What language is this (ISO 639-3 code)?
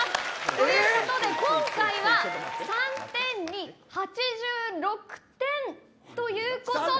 jpn